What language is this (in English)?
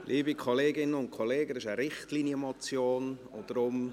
Swiss German